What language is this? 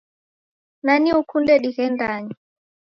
Taita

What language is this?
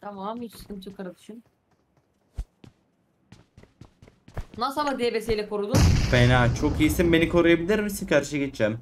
Turkish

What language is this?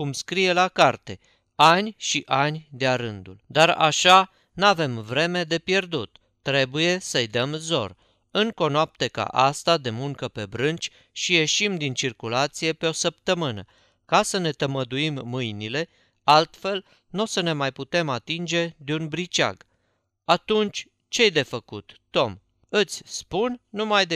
Romanian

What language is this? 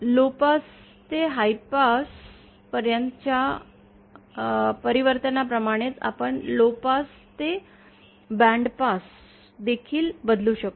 Marathi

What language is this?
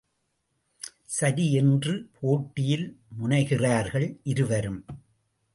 Tamil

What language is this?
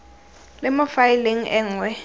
Tswana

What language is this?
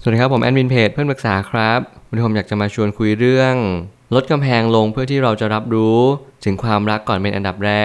Thai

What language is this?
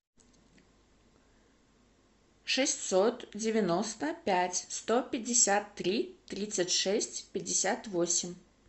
Russian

